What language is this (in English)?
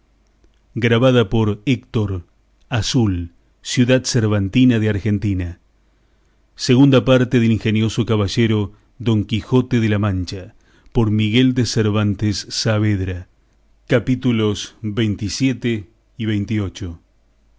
Spanish